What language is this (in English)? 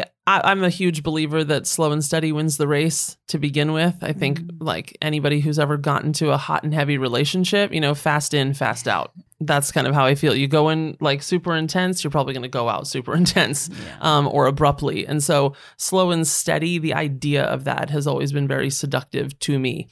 English